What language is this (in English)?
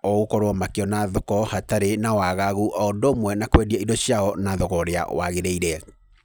Kikuyu